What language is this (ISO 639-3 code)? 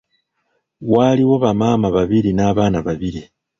lug